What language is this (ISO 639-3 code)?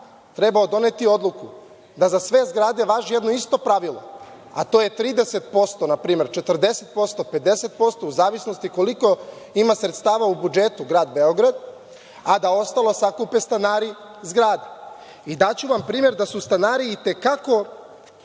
srp